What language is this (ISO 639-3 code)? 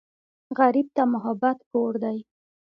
pus